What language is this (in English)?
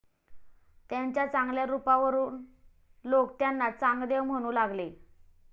Marathi